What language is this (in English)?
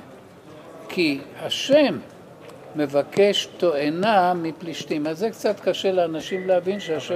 Hebrew